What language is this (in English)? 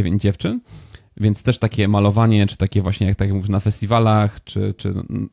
Polish